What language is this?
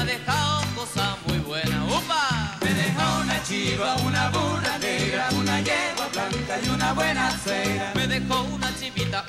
Spanish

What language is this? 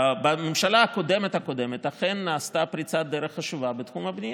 Hebrew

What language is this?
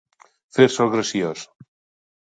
Catalan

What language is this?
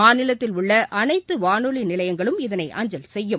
Tamil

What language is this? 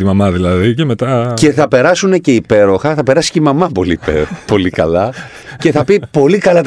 Greek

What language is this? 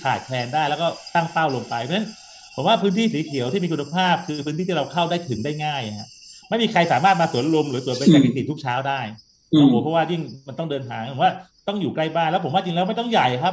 Thai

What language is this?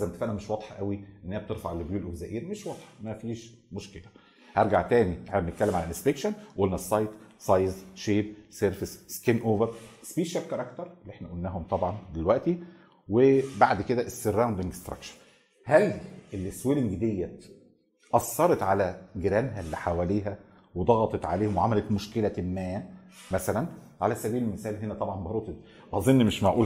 Arabic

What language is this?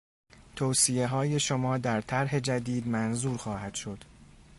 Persian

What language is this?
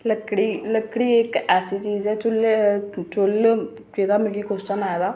Dogri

